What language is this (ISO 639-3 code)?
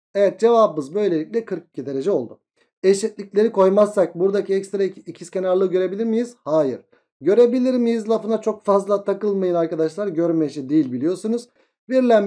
tur